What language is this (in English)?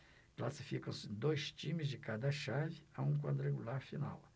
Portuguese